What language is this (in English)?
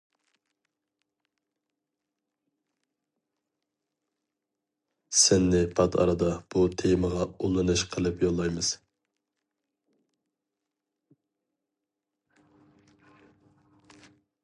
Uyghur